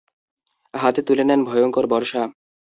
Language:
Bangla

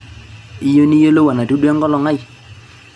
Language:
Masai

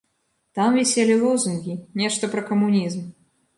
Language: Belarusian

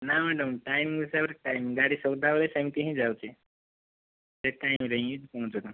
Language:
Odia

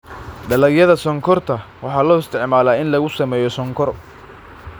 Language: Somali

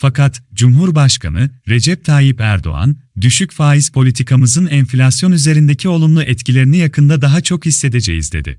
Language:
Turkish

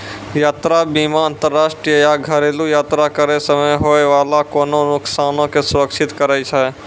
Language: Maithili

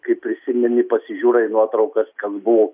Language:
Lithuanian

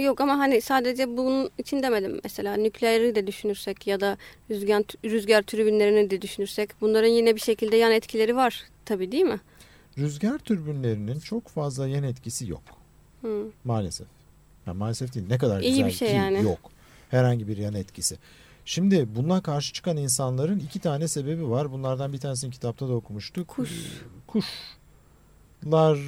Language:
Turkish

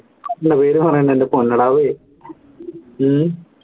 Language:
Malayalam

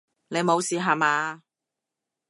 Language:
Cantonese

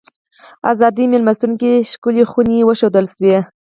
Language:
Pashto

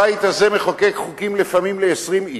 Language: Hebrew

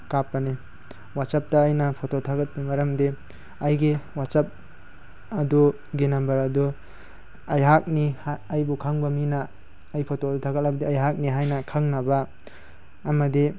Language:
Manipuri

